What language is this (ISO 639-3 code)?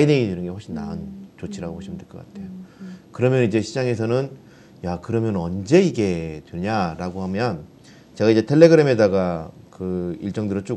kor